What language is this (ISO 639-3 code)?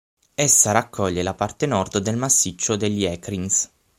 ita